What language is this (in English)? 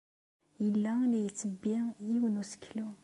Kabyle